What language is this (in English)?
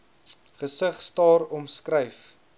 Afrikaans